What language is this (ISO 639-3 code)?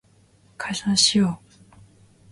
jpn